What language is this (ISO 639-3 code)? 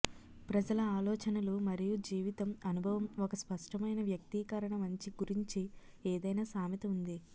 tel